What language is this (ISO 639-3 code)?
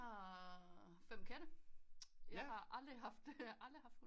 dan